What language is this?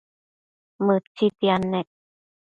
Matsés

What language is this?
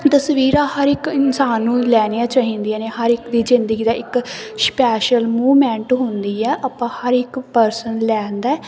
Punjabi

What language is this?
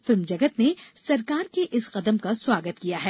Hindi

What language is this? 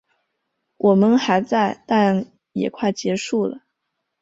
Chinese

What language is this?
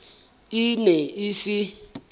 Southern Sotho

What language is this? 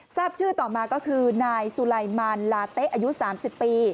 Thai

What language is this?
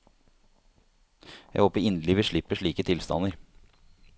Norwegian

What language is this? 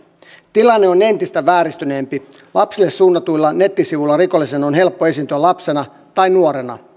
Finnish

